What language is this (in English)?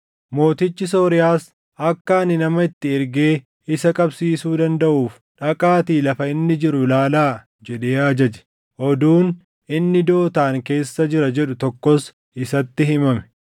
Oromo